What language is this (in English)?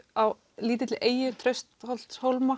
Icelandic